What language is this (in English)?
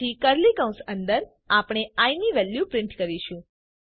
Gujarati